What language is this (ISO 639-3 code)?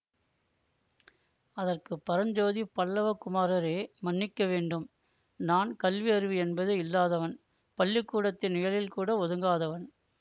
tam